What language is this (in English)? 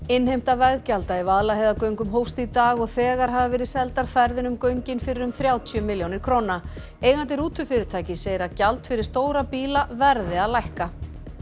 Icelandic